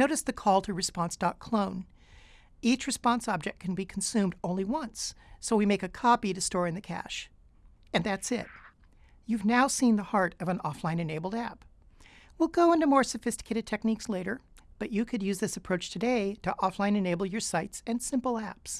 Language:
English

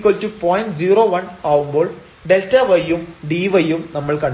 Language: Malayalam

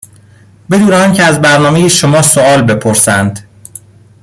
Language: Persian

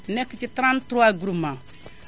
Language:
Wolof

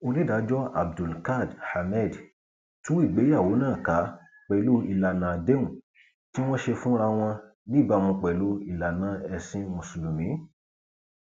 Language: Yoruba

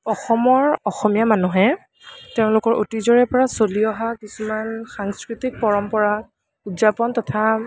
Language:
Assamese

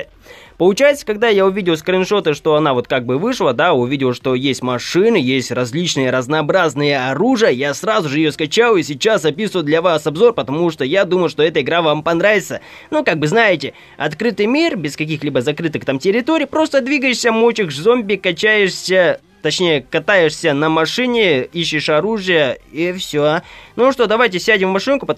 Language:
Russian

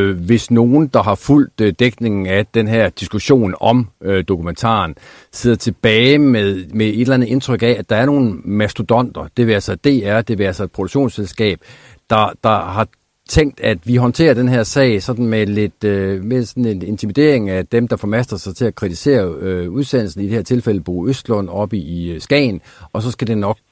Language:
Danish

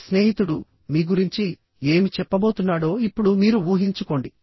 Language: Telugu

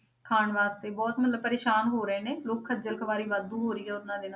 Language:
Punjabi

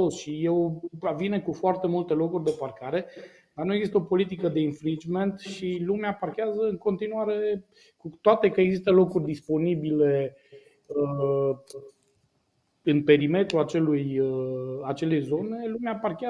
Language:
Romanian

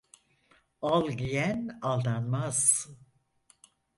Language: Turkish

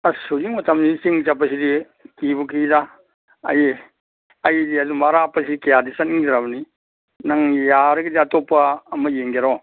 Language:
Manipuri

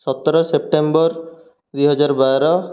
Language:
Odia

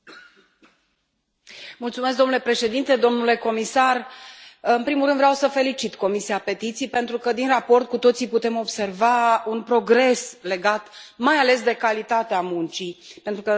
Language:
Romanian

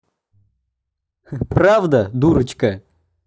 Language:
Russian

